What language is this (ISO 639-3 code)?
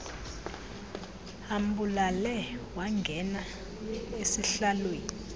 xho